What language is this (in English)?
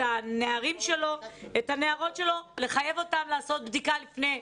Hebrew